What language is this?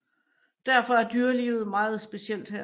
Danish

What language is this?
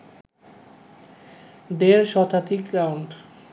Bangla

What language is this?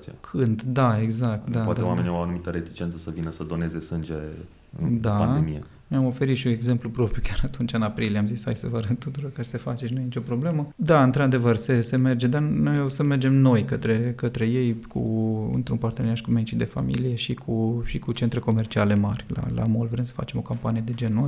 Romanian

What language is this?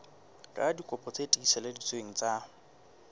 Southern Sotho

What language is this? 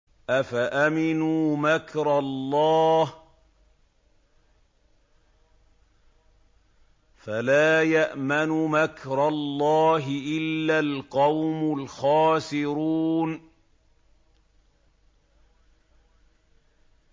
Arabic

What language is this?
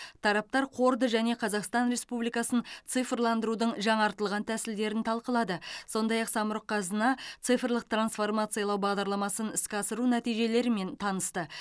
Kazakh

